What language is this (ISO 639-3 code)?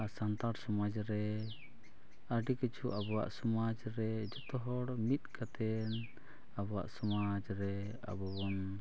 sat